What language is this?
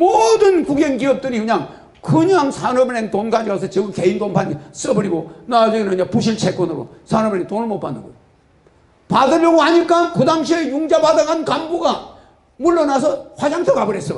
Korean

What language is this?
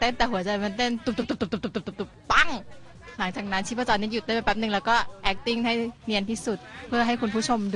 Thai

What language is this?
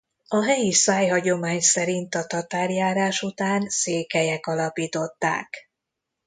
Hungarian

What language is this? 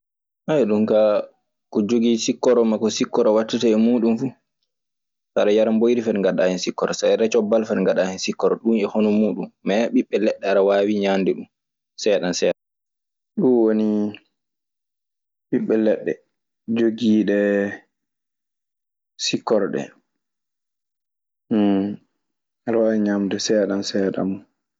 Maasina Fulfulde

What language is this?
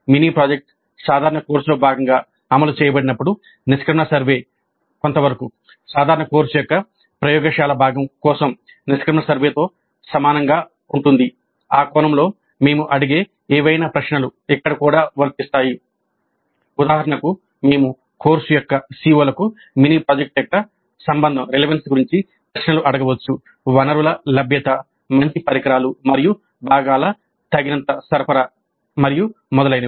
Telugu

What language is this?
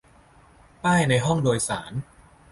Thai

